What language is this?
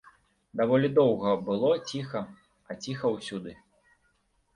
Belarusian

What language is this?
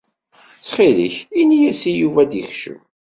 Kabyle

